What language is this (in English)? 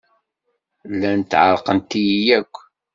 Kabyle